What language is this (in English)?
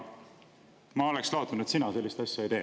Estonian